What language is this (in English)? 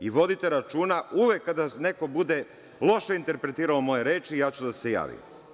Serbian